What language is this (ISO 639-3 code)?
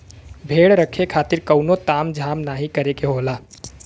bho